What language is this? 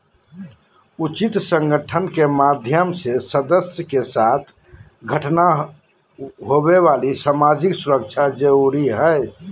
Magahi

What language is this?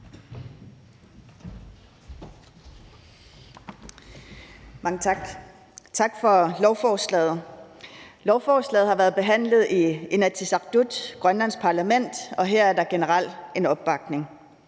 Danish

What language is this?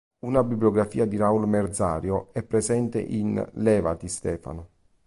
Italian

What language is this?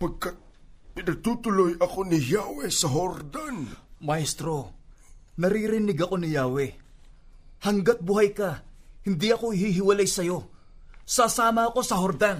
Filipino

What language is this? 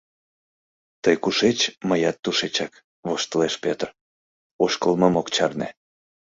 Mari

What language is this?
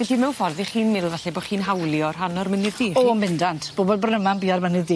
Welsh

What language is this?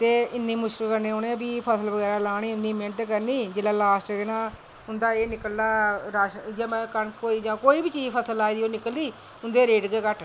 Dogri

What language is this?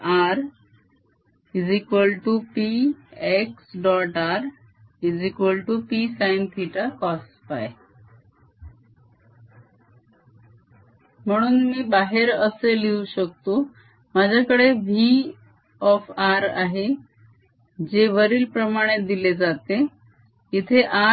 Marathi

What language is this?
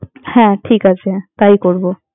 Bangla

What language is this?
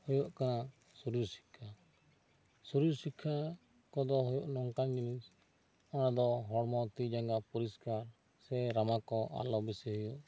Santali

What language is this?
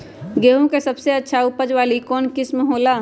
Magahi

